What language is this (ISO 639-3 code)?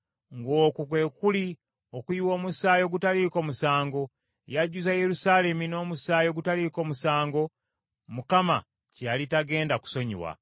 lug